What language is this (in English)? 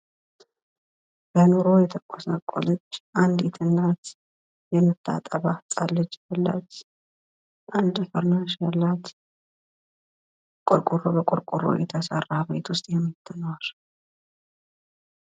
Amharic